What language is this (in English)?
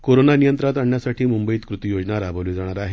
Marathi